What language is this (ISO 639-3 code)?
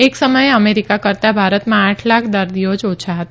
guj